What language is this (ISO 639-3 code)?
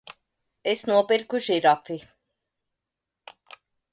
lav